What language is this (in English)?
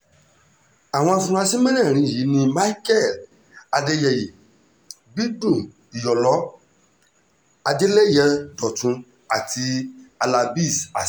Yoruba